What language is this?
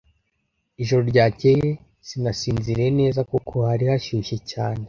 Kinyarwanda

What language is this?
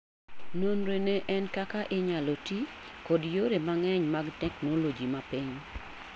Luo (Kenya and Tanzania)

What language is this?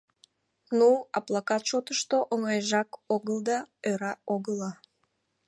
Mari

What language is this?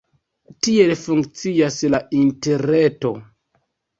Esperanto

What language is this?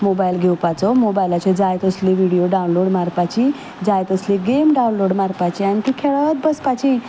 Konkani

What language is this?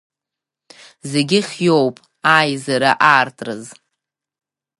Abkhazian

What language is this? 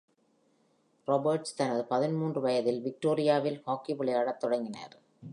Tamil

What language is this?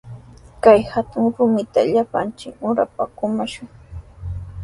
Sihuas Ancash Quechua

